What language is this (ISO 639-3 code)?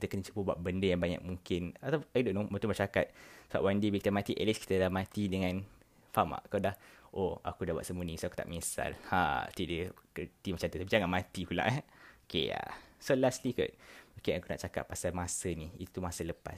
msa